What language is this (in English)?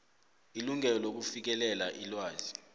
South Ndebele